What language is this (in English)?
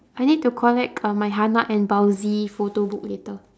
English